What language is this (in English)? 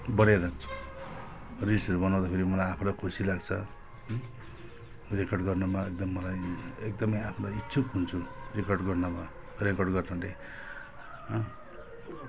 Nepali